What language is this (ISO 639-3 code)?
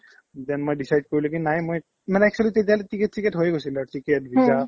asm